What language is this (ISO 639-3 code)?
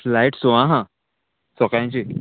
kok